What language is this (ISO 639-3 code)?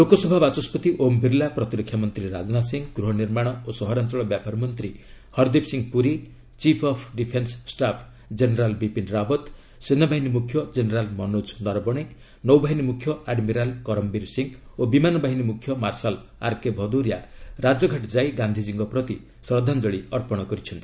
ori